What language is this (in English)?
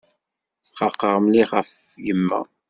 Kabyle